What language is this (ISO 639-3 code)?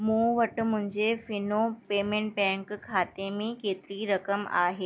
snd